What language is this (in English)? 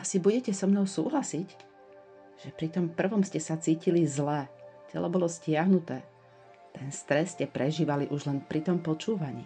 Slovak